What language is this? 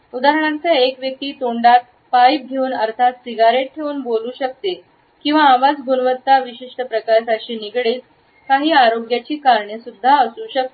Marathi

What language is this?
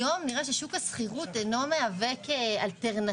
Hebrew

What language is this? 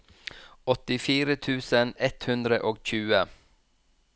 Norwegian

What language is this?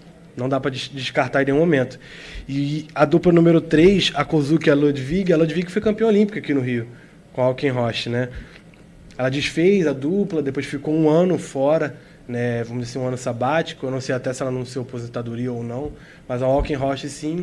Portuguese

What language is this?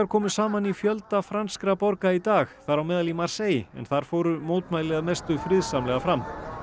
Icelandic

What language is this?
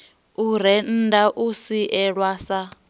Venda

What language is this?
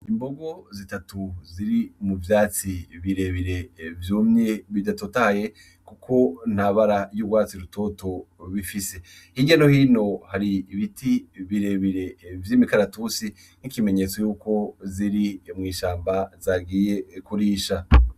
Rundi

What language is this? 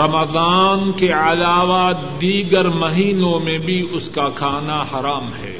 Urdu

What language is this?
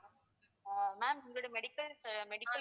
Tamil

